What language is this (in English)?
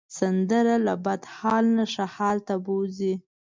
Pashto